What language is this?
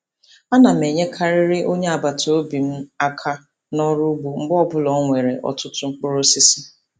Igbo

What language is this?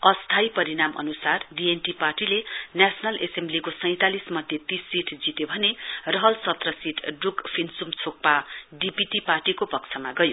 Nepali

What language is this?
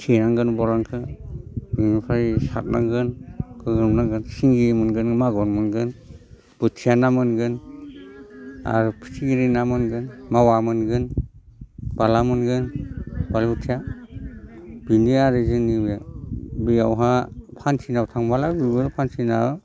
Bodo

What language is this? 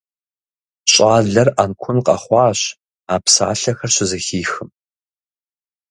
Kabardian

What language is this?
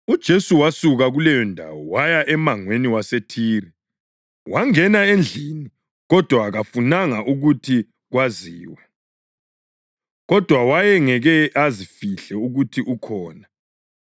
North Ndebele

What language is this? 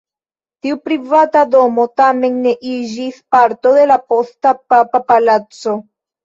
Esperanto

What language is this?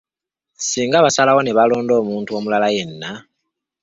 Ganda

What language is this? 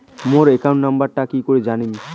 Bangla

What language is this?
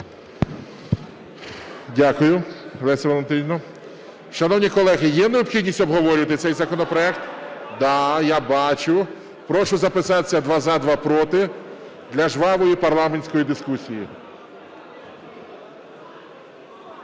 Ukrainian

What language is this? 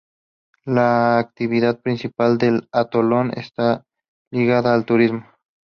Spanish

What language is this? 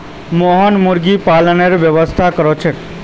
Magahi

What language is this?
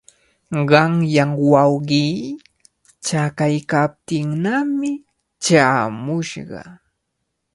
Cajatambo North Lima Quechua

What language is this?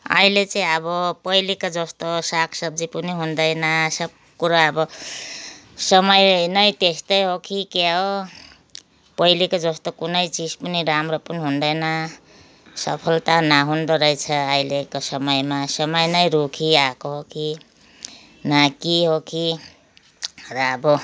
Nepali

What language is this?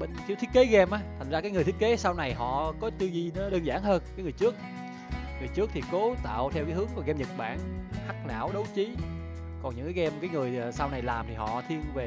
Vietnamese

